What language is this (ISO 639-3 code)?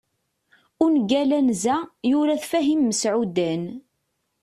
kab